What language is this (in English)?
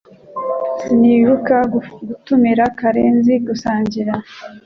Kinyarwanda